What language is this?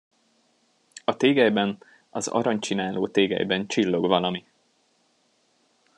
Hungarian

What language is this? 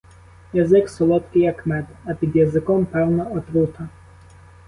Ukrainian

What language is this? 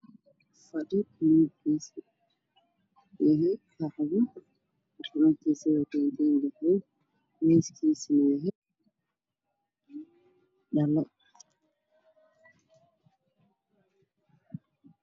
Somali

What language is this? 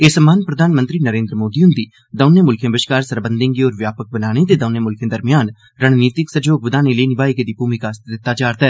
Dogri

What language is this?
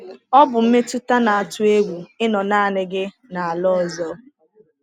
Igbo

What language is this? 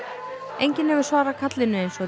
Icelandic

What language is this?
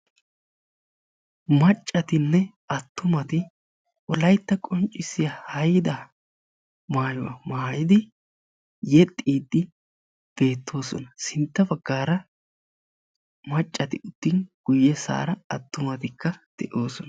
Wolaytta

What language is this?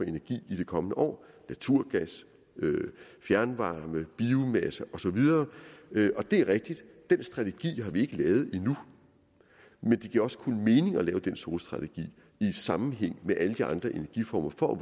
Danish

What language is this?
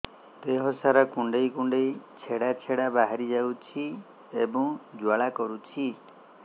Odia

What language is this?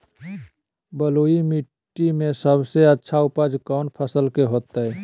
Magahi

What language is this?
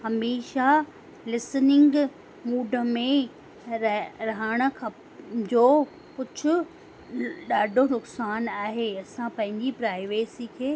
Sindhi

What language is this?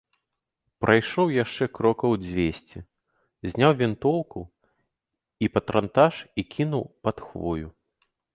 Belarusian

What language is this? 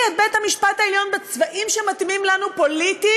Hebrew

